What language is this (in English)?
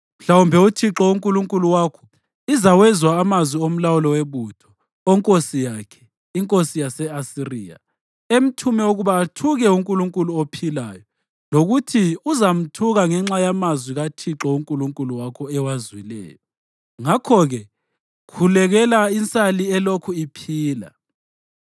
North Ndebele